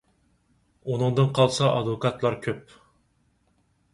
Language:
Uyghur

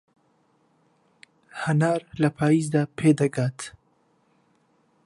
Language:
Central Kurdish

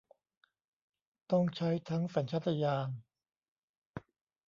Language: Thai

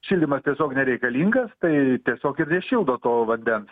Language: Lithuanian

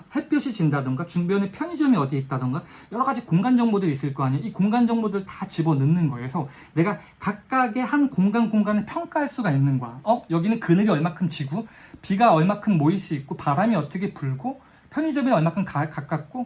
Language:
Korean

